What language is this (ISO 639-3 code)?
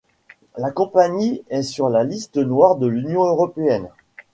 fra